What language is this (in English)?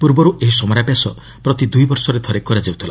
Odia